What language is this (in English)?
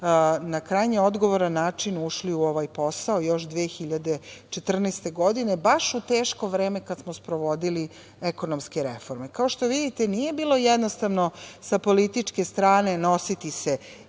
Serbian